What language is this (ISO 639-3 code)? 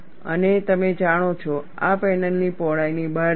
guj